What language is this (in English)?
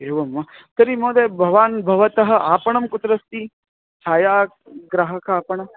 Sanskrit